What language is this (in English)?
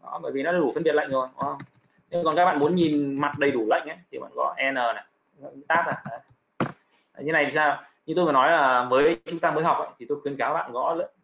Vietnamese